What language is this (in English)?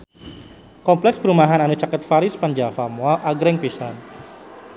Sundanese